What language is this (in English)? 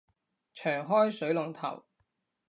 Cantonese